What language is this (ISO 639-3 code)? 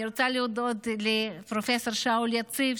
heb